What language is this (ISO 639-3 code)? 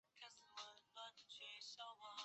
zho